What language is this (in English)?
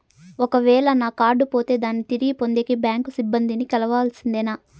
Telugu